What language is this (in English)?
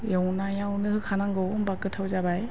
Bodo